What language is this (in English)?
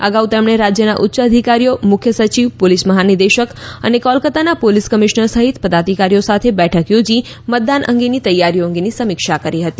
Gujarati